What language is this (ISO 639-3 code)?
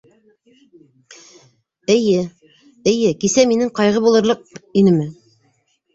bak